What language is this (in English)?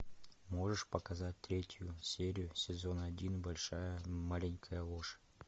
Russian